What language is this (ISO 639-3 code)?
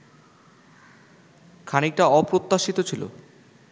ben